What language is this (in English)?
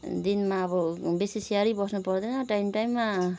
Nepali